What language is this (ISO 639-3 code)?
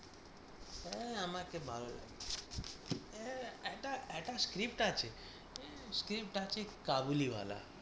ben